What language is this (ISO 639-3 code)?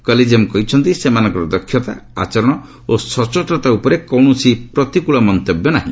ori